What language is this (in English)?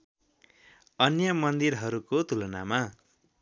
Nepali